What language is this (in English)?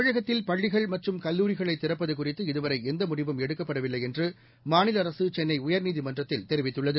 Tamil